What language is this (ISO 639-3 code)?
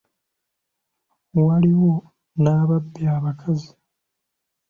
lug